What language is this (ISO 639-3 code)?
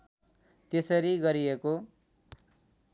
nep